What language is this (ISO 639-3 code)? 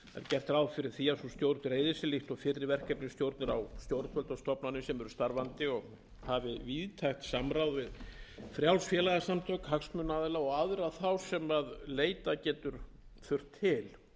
isl